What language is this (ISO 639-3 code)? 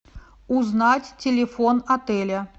rus